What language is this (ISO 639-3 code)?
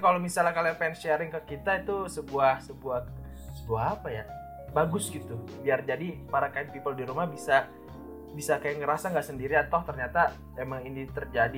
ind